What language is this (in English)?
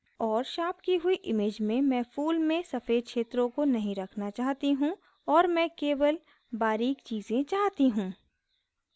Hindi